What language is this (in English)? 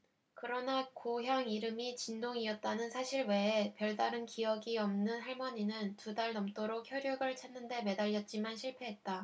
Korean